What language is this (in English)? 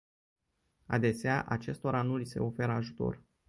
Romanian